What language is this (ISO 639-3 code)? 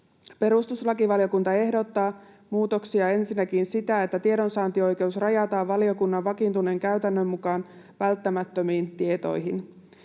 fin